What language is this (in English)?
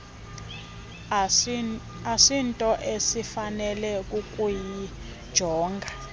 Xhosa